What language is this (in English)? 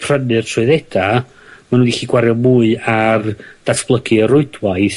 Welsh